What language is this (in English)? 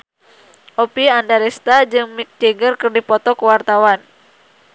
Sundanese